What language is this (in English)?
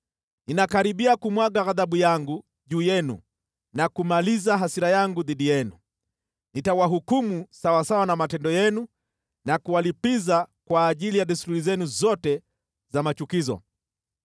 Swahili